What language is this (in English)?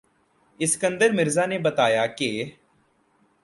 Urdu